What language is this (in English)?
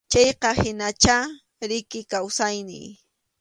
Arequipa-La Unión Quechua